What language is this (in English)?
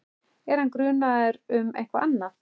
Icelandic